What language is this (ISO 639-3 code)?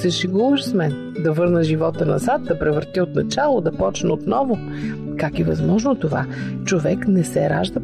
bul